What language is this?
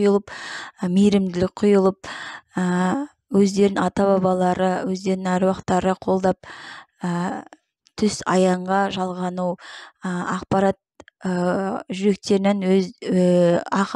Turkish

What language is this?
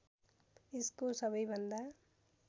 Nepali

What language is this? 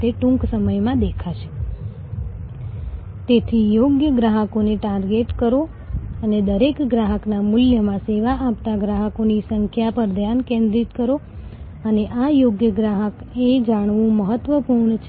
Gujarati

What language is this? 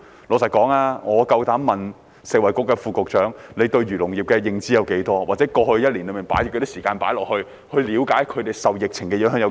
Cantonese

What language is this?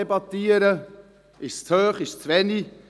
Swiss German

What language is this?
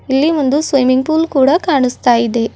Kannada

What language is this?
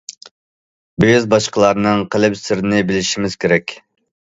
Uyghur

